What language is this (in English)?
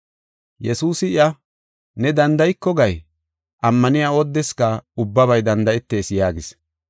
Gofa